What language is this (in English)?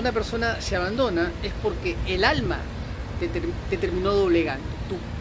Spanish